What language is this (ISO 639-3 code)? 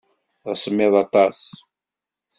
kab